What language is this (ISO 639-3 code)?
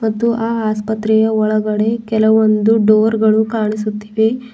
kan